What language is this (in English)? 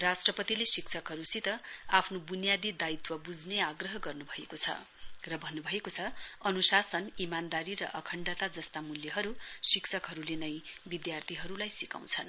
Nepali